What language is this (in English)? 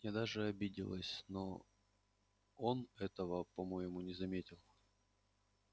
Russian